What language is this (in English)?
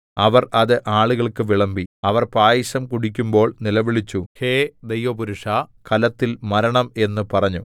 Malayalam